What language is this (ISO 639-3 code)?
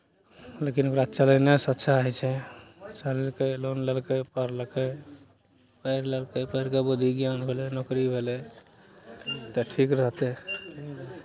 mai